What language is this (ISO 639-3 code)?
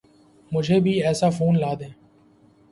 urd